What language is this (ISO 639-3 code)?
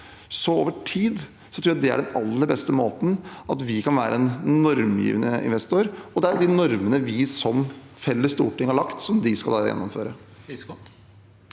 nor